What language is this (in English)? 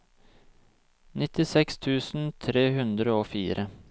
Norwegian